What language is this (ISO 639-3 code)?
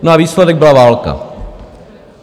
ces